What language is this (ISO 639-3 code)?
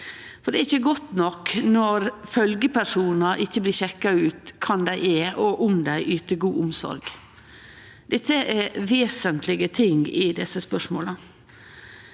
nor